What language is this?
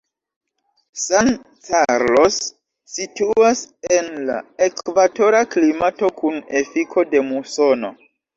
Esperanto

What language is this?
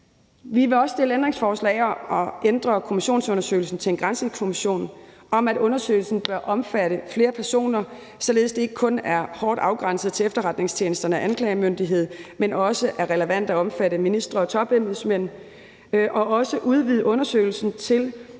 Danish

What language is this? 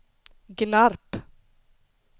Swedish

